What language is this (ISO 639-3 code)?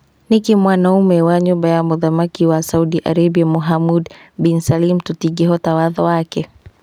kik